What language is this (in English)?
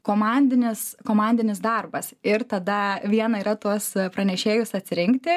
Lithuanian